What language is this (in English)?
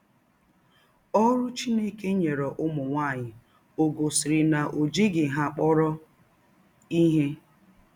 Igbo